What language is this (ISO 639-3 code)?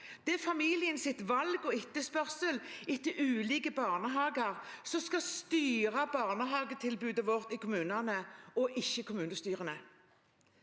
nor